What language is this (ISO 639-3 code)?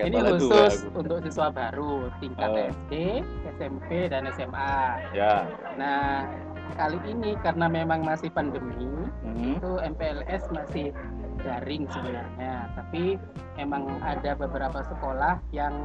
ind